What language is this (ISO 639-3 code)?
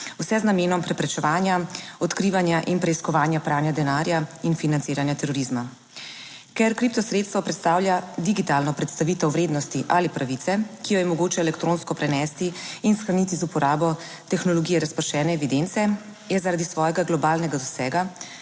slv